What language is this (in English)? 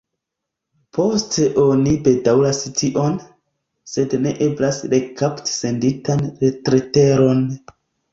Esperanto